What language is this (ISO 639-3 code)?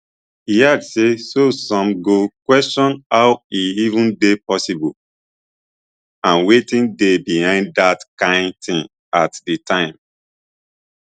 pcm